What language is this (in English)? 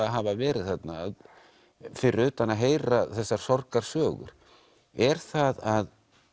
Icelandic